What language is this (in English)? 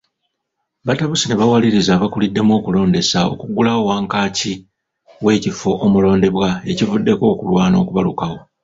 Ganda